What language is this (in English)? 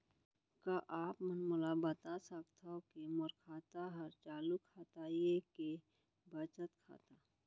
Chhattisgarhi